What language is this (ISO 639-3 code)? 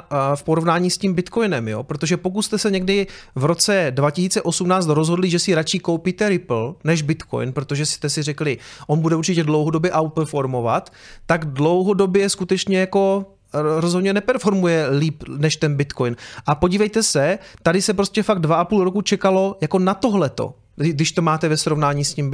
ces